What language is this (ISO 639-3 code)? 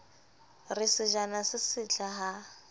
sot